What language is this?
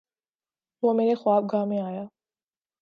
Urdu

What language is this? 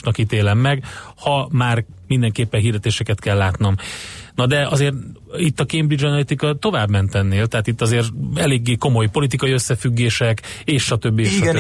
Hungarian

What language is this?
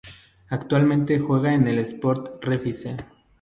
Spanish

